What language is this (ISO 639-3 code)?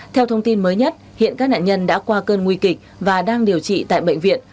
vie